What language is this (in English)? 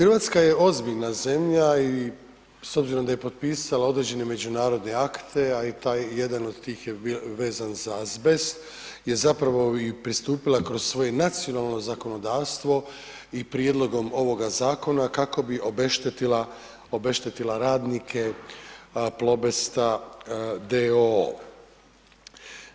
Croatian